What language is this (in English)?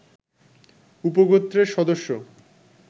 Bangla